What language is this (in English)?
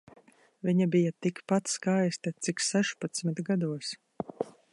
Latvian